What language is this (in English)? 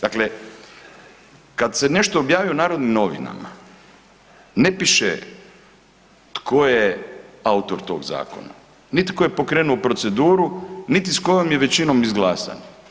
Croatian